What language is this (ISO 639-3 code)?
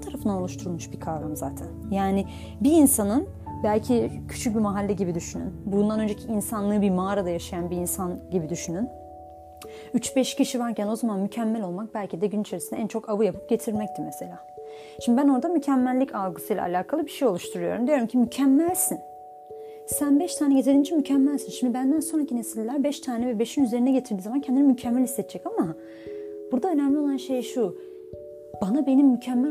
tur